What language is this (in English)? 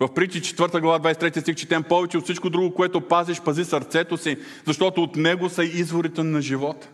Bulgarian